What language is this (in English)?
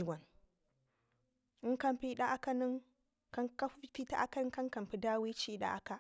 Ngizim